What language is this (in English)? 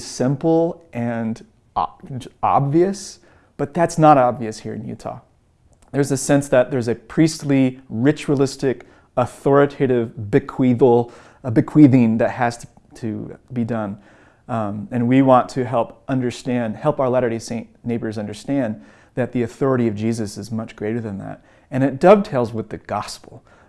English